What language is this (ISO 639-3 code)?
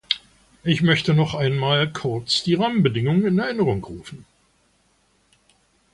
deu